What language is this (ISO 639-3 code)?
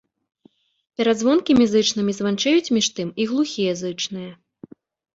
bel